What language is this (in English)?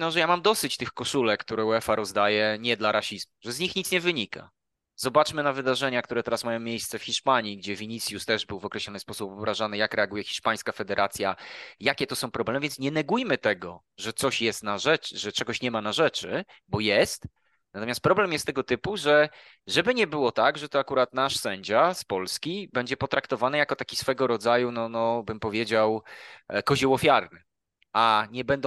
Polish